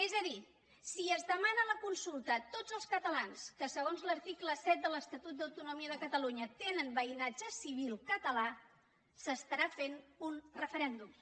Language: Catalan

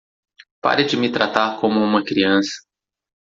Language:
Portuguese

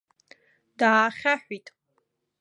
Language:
Abkhazian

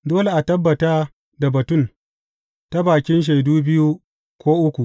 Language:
Hausa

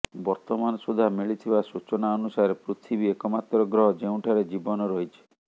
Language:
Odia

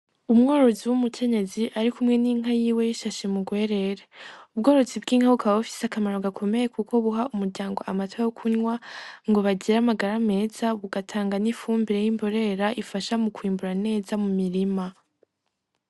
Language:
Rundi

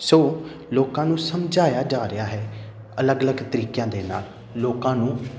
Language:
Punjabi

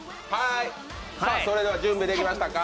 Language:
Japanese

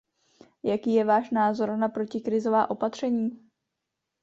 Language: Czech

